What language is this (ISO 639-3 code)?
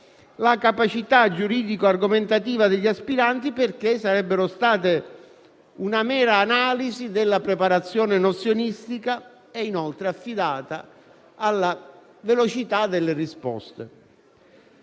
ita